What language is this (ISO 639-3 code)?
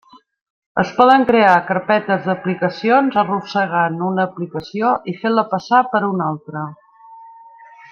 cat